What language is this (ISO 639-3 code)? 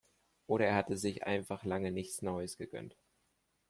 deu